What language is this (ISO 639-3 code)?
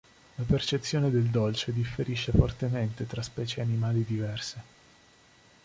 ita